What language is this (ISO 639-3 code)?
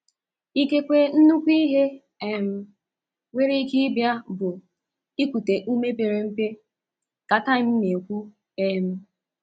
ibo